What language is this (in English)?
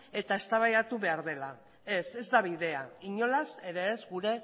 Basque